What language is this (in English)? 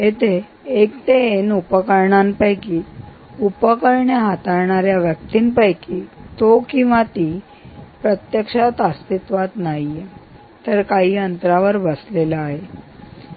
Marathi